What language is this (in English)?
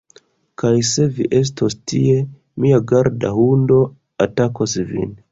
Esperanto